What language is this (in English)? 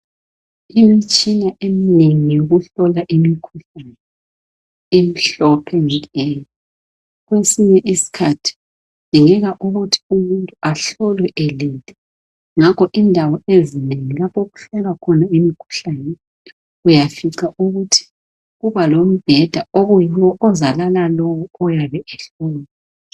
North Ndebele